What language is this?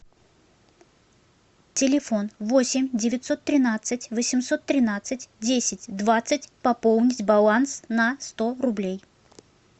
Russian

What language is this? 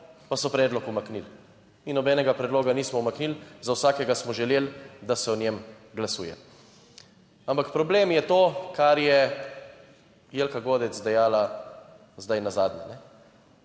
Slovenian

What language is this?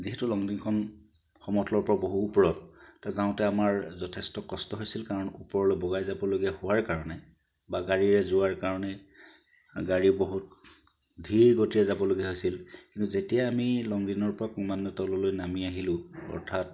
Assamese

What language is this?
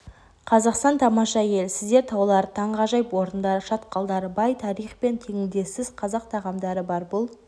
Kazakh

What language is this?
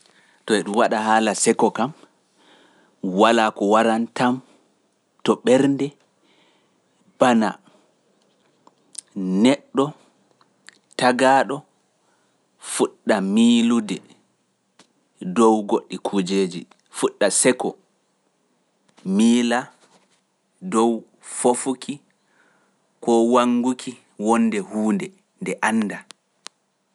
Pular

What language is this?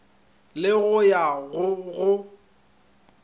Northern Sotho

